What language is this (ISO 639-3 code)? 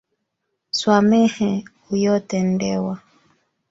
swa